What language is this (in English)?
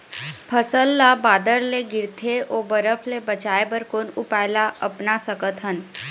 Chhattisgarhi